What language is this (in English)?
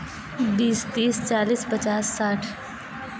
Urdu